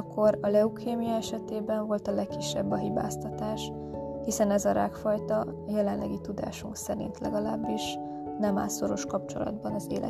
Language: Hungarian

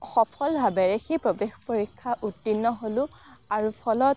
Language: Assamese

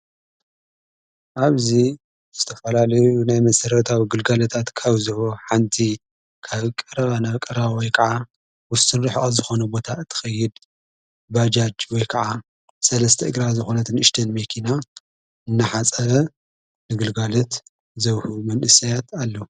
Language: Tigrinya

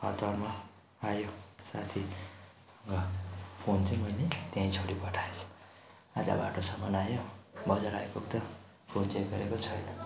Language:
Nepali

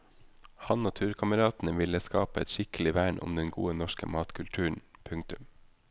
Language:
Norwegian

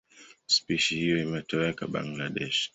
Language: Swahili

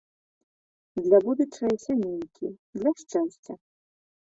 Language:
Belarusian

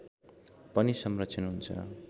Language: Nepali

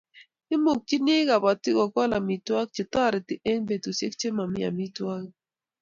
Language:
Kalenjin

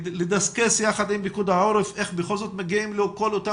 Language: Hebrew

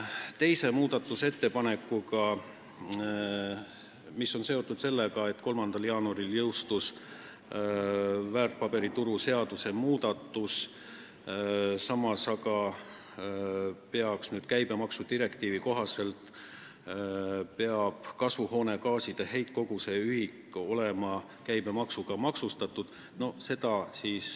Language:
Estonian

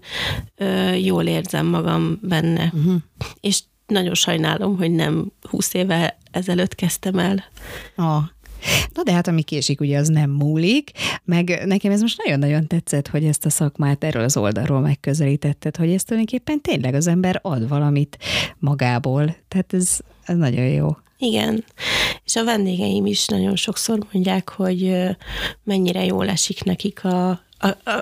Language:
Hungarian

